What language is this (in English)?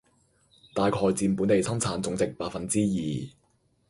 Cantonese